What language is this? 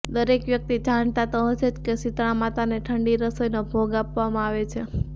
Gujarati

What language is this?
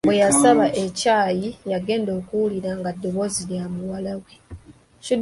Ganda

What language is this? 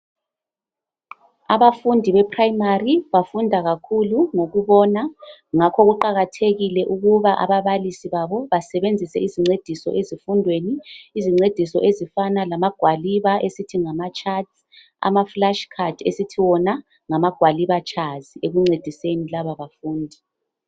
North Ndebele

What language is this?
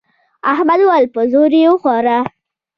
Pashto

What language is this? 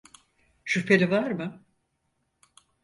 Turkish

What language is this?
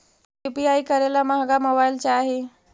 Magahi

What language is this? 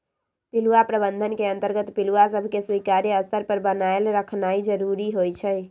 Magahi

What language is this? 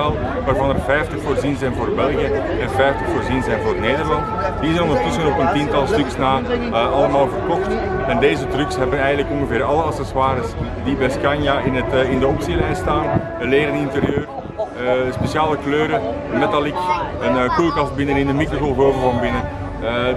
Dutch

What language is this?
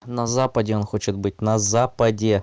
Russian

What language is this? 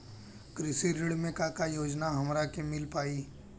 Bhojpuri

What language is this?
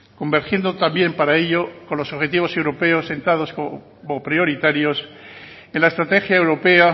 Spanish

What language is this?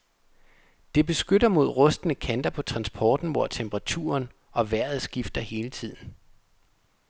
Danish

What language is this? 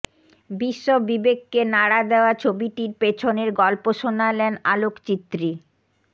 Bangla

